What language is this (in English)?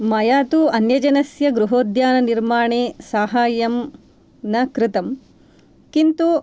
Sanskrit